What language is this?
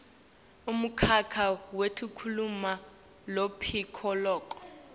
Swati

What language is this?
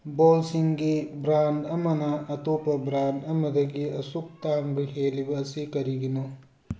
Manipuri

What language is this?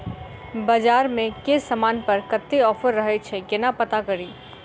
Maithili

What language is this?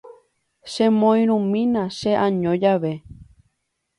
Guarani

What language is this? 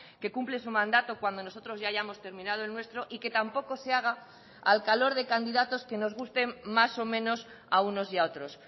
Spanish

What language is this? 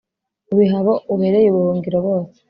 Kinyarwanda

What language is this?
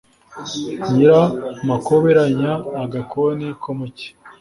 Kinyarwanda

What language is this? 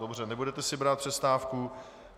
Czech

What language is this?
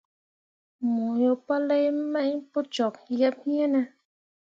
Mundang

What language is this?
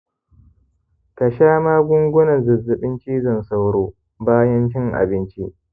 Hausa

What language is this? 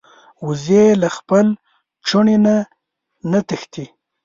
Pashto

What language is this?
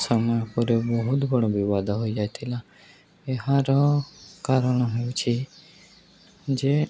Odia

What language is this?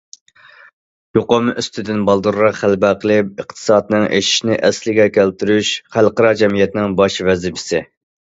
Uyghur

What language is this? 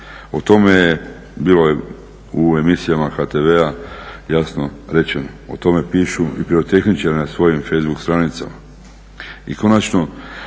Croatian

